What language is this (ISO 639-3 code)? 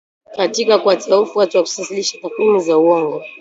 swa